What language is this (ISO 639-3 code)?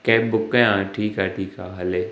snd